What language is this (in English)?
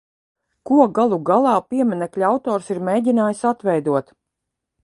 Latvian